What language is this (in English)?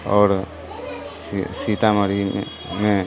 Maithili